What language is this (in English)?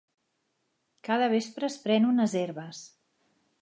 Catalan